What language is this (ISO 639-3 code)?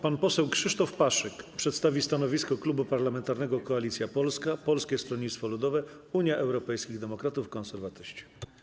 pol